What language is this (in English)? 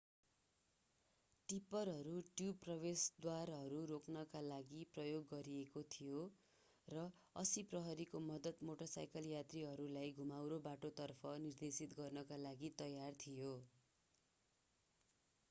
Nepali